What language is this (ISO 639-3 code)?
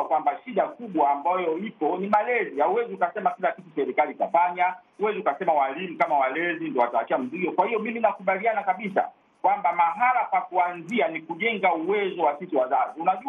swa